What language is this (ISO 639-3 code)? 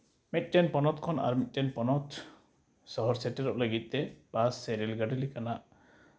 sat